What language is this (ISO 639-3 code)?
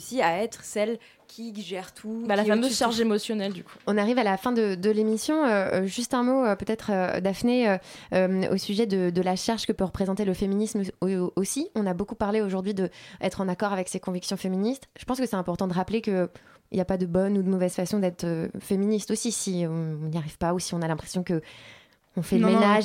fra